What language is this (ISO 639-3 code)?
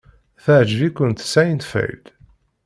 kab